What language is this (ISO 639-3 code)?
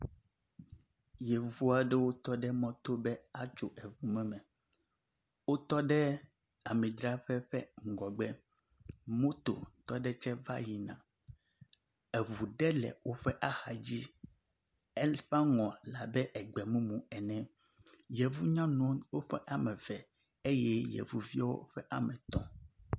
ewe